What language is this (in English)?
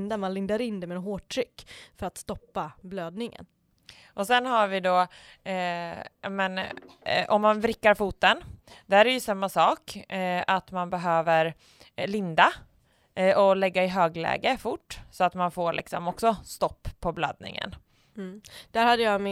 Swedish